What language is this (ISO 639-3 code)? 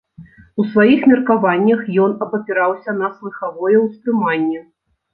bel